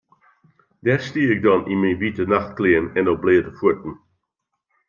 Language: Western Frisian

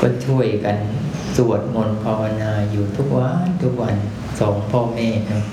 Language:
Thai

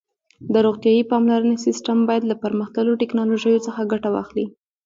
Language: Pashto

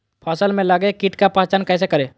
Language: Magahi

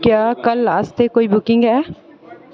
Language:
Dogri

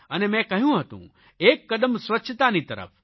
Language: Gujarati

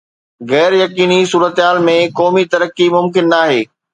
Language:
Sindhi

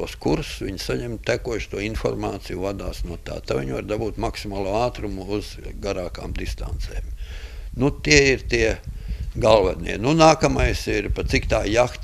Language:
Latvian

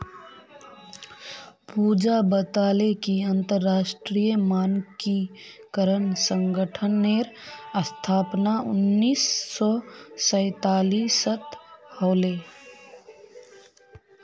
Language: Magahi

